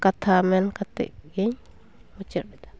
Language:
Santali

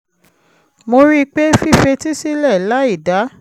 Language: Yoruba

